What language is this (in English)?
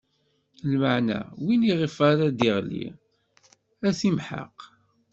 Kabyle